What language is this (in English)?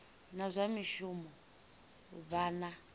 Venda